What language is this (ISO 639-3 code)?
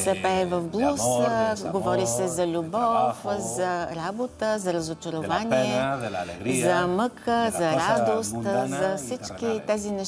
bul